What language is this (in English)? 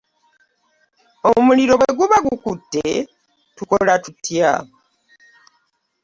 Ganda